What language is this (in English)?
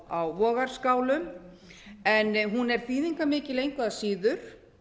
Icelandic